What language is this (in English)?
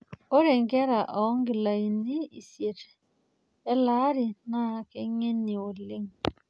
Masai